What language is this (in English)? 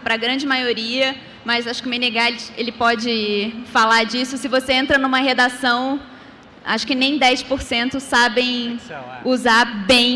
Portuguese